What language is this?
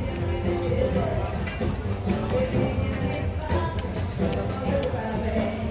Korean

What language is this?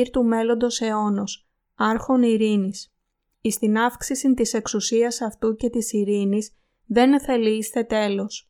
Greek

